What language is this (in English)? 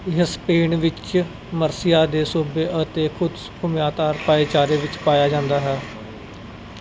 Punjabi